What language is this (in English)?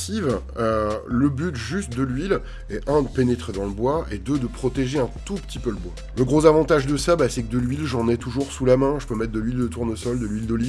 French